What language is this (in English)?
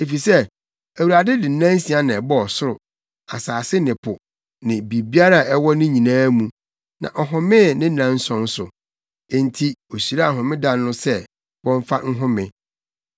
Akan